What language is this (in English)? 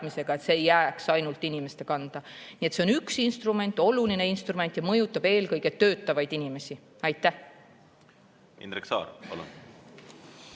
Estonian